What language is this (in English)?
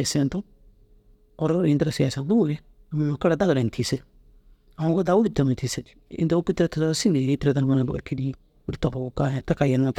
Dazaga